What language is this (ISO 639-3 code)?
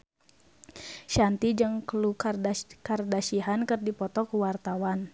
sun